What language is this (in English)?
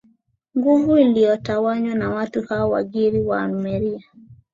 Swahili